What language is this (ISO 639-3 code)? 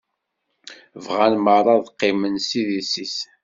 kab